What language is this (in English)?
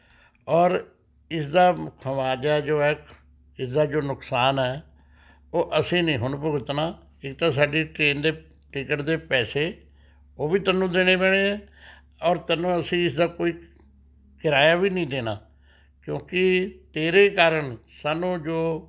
Punjabi